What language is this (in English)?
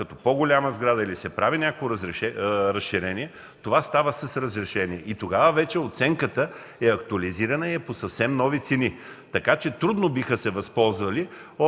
Bulgarian